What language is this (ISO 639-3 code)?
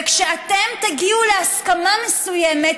heb